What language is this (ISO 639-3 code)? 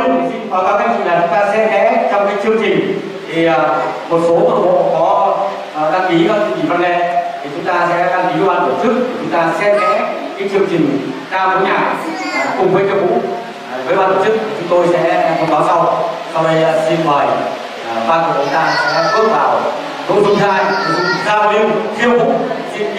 vie